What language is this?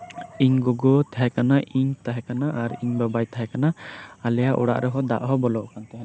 Santali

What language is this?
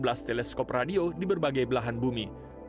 Indonesian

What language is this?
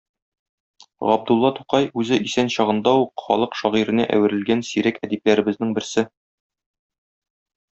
Tatar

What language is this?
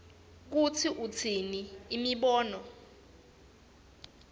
Swati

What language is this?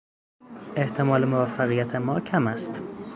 Persian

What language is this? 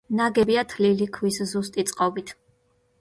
Georgian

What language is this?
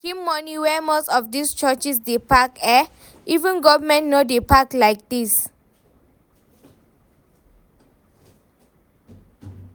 Nigerian Pidgin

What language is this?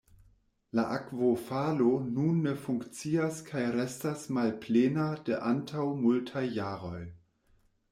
Esperanto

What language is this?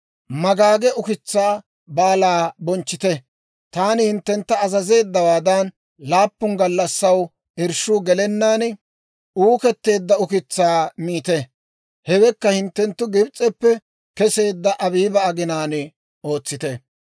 Dawro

